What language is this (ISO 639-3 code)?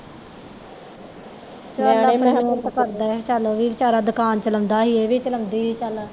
pan